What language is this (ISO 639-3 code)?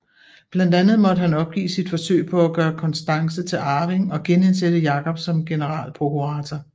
dan